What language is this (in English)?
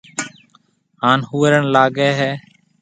Marwari (Pakistan)